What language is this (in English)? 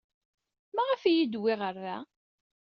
Kabyle